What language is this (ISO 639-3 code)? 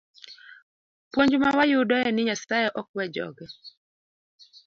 luo